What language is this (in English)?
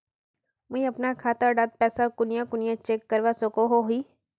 Magahi